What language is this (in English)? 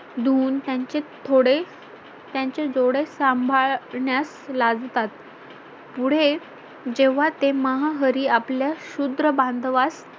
Marathi